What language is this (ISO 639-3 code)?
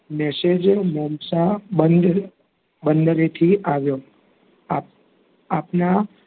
guj